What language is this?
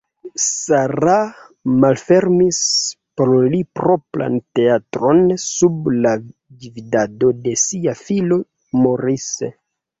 Esperanto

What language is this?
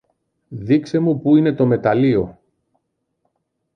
Greek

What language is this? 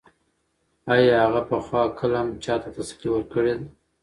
Pashto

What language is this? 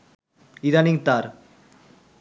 Bangla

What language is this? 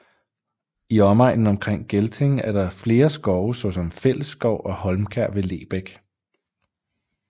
Danish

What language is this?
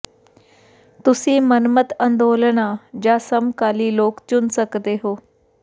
Punjabi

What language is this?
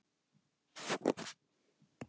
Icelandic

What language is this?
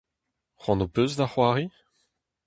Breton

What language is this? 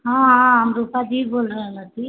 Maithili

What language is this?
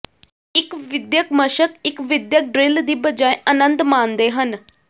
Punjabi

